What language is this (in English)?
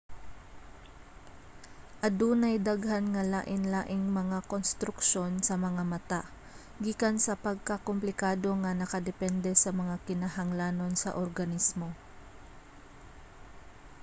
Cebuano